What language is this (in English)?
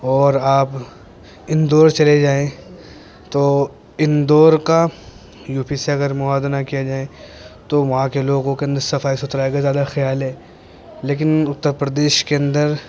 Urdu